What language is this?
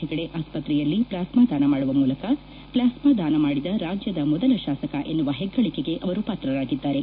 Kannada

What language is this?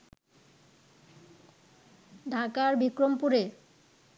Bangla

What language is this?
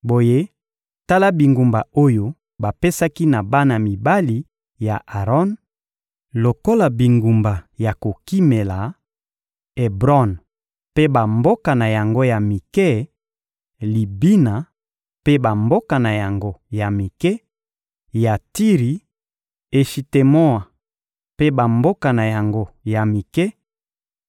Lingala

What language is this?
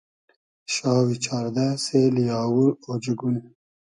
Hazaragi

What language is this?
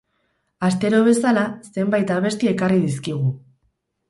Basque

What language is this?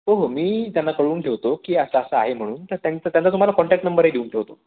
Marathi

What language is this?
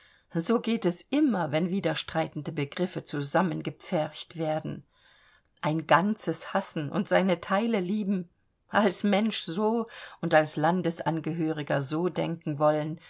German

